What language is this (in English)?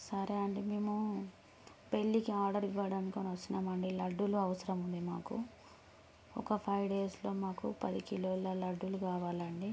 Telugu